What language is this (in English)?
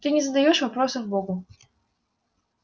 Russian